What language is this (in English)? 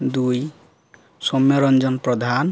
Odia